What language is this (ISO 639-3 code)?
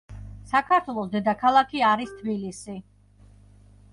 kat